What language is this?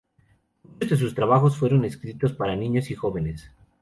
Spanish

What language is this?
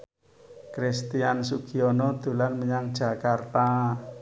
Javanese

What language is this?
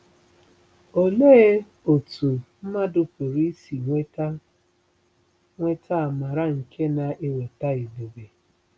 Igbo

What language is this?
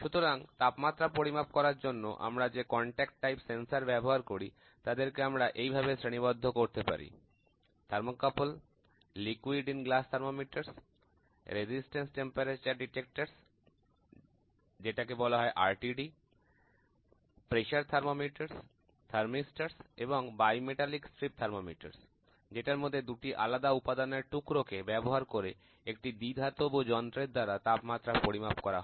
Bangla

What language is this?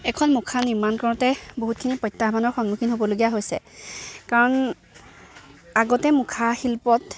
Assamese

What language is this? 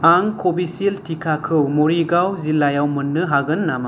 Bodo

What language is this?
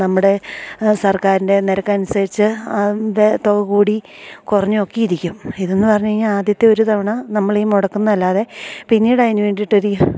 Malayalam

